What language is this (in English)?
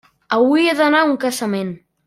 Catalan